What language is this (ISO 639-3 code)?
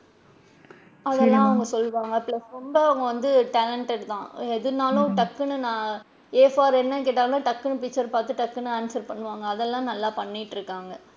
tam